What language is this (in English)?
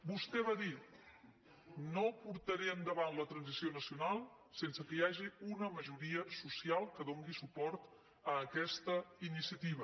Catalan